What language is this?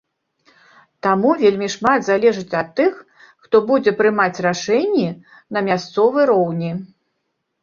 Belarusian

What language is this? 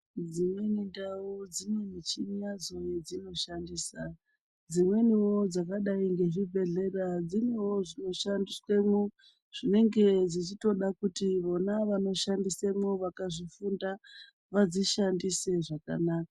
Ndau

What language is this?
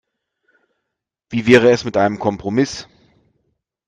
German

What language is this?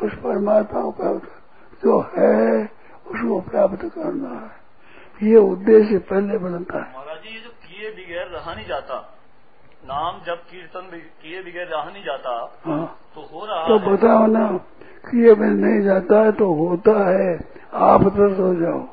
Hindi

